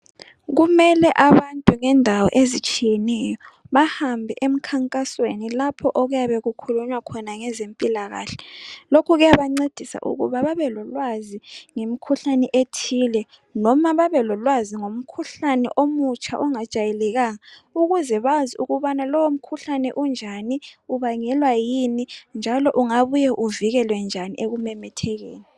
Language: North Ndebele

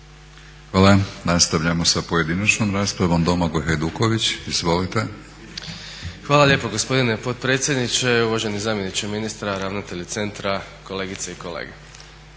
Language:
Croatian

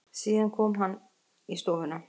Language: Icelandic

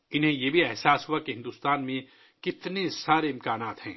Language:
Urdu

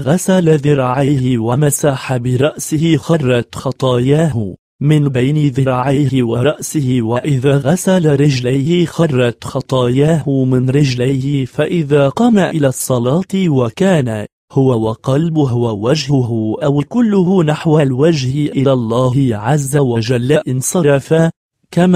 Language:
Arabic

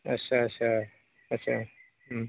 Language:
Bodo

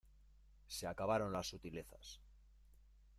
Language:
Spanish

